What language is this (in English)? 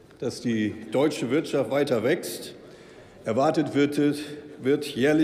German